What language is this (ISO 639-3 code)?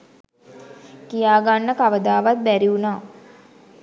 sin